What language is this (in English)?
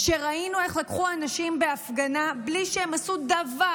Hebrew